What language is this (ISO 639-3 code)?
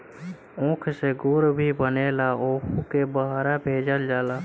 bho